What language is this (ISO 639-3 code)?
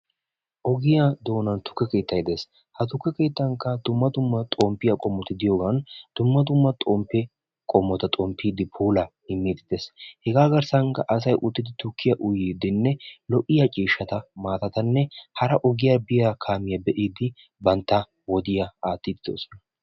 wal